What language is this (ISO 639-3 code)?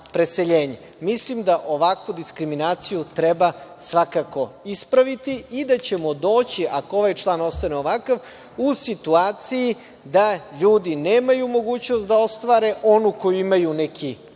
srp